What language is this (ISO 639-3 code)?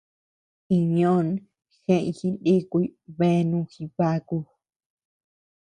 cux